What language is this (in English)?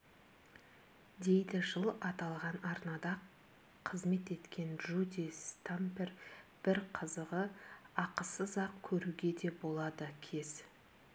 Kazakh